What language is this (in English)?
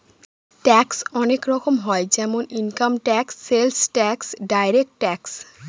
Bangla